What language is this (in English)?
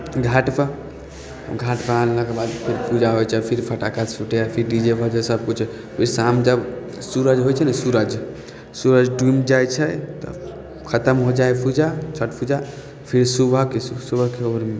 Maithili